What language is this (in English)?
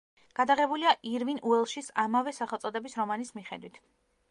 Georgian